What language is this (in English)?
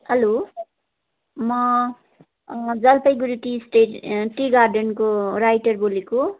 Nepali